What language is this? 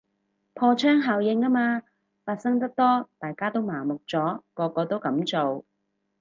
Cantonese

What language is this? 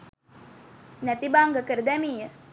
Sinhala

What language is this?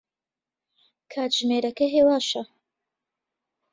Central Kurdish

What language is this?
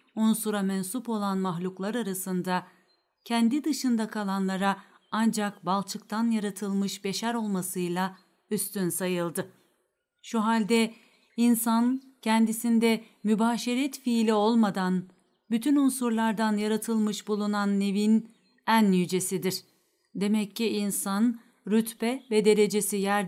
Turkish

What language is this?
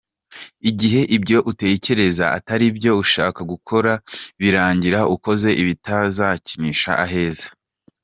Kinyarwanda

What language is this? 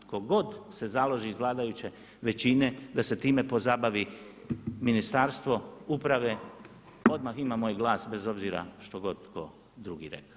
Croatian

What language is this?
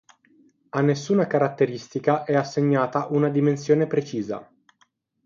Italian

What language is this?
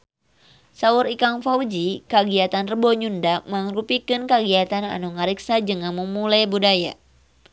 Sundanese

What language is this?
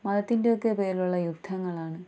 Malayalam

